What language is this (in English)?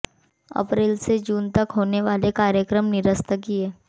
Hindi